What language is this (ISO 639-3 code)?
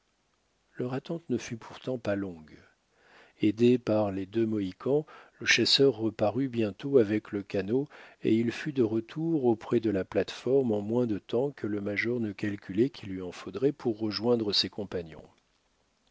fra